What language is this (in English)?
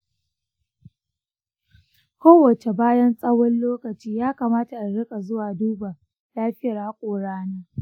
Hausa